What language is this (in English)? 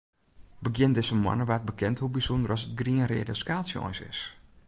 Western Frisian